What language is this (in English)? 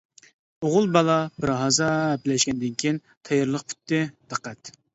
Uyghur